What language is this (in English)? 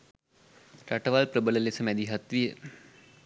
Sinhala